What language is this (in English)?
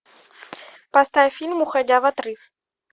Russian